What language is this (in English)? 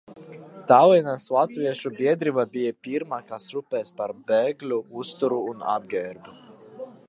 Latvian